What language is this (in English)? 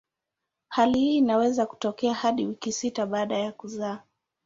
Swahili